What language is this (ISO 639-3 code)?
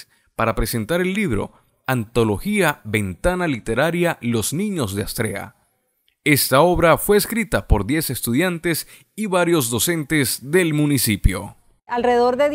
spa